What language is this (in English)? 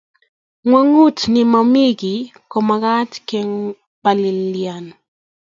Kalenjin